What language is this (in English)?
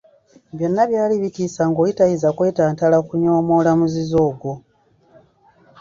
Ganda